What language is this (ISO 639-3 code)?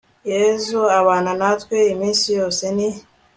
kin